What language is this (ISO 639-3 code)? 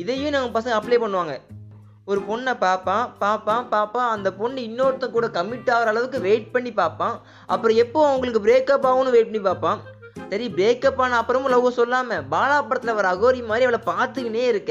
tam